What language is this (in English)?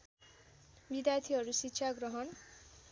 Nepali